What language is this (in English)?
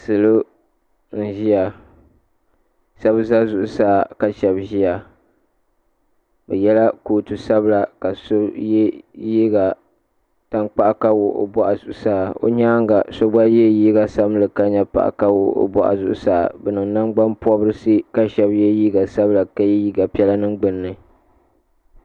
Dagbani